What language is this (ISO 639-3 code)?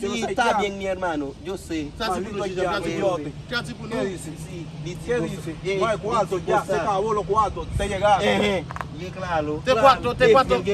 fra